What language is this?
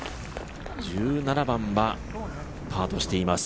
Japanese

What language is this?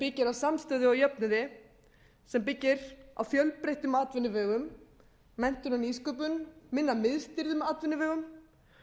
Icelandic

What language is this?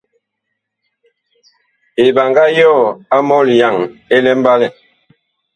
Bakoko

